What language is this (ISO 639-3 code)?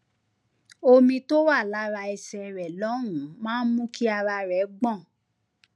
yor